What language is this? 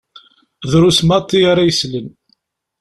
Kabyle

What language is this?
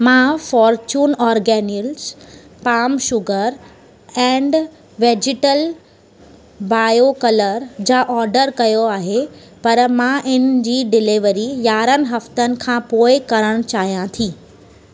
Sindhi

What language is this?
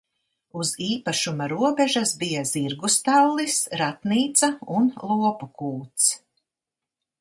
Latvian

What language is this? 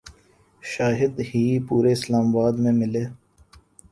Urdu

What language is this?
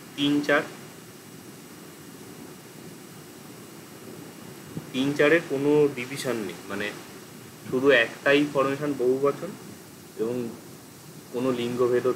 Bangla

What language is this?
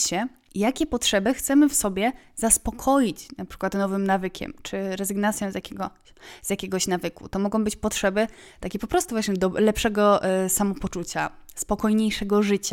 Polish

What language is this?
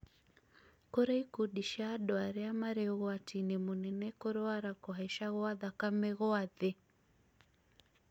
Kikuyu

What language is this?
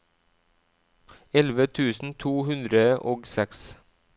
Norwegian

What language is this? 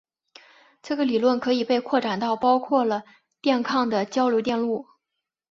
Chinese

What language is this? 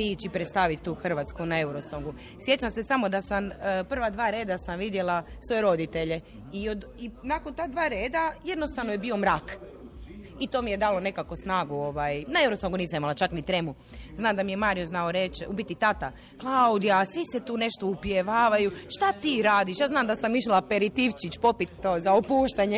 Croatian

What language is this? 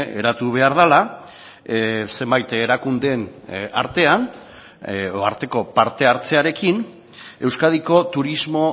Basque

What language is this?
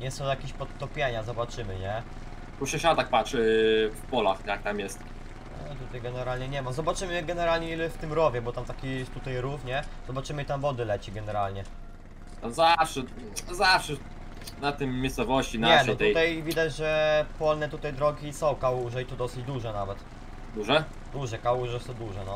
Polish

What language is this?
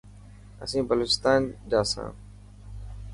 Dhatki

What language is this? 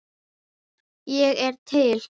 Icelandic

